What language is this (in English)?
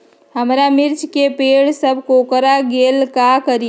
Magahi